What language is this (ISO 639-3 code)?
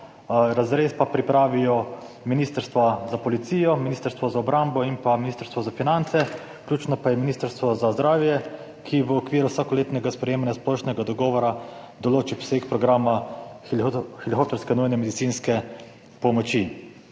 slv